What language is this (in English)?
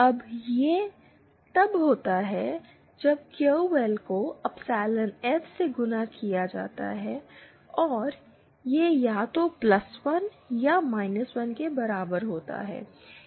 Hindi